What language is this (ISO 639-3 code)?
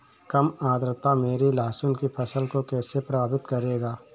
hin